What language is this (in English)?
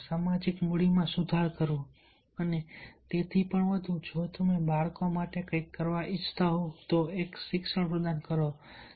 Gujarati